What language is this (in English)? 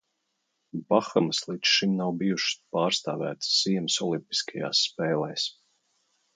Latvian